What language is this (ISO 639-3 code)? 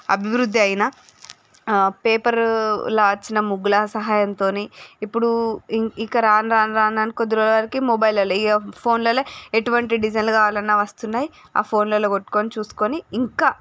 tel